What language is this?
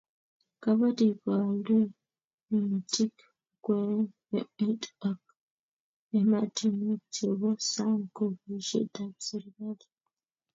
Kalenjin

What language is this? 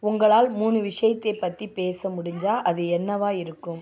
Tamil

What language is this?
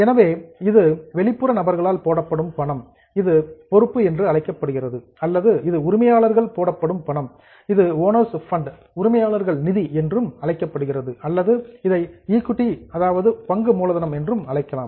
Tamil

